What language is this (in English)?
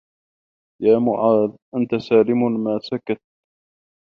Arabic